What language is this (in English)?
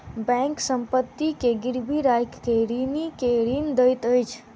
Maithili